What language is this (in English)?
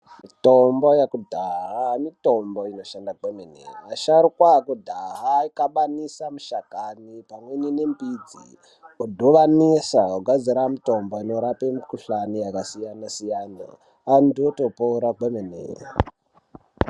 Ndau